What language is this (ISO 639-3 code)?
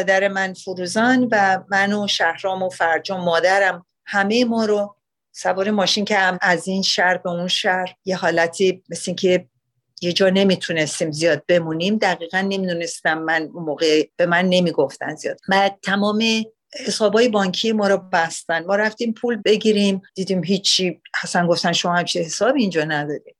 fas